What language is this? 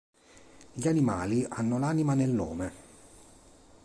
Italian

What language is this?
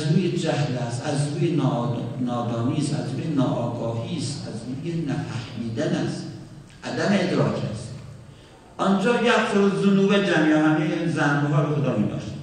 Persian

